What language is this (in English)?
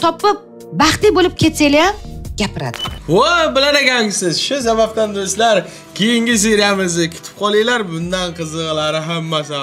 Turkish